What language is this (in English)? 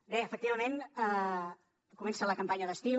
Catalan